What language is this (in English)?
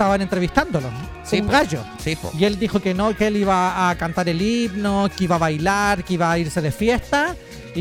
Spanish